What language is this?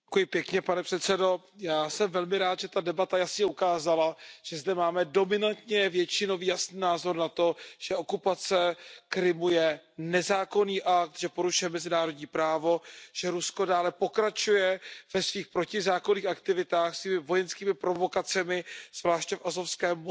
Czech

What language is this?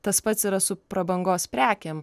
Lithuanian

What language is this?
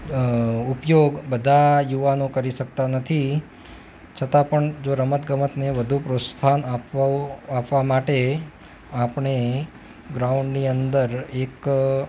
Gujarati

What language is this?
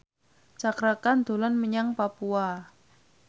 Javanese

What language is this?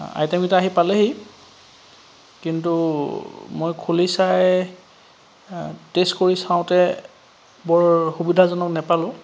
Assamese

